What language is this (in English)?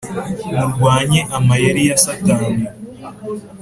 Kinyarwanda